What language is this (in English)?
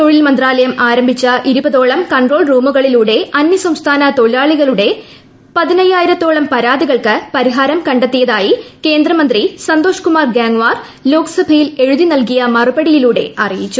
Malayalam